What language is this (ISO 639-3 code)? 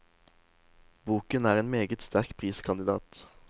nor